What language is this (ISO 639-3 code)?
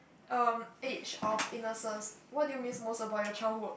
eng